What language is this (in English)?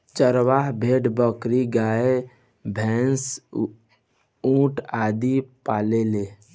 Bhojpuri